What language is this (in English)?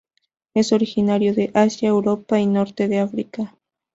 Spanish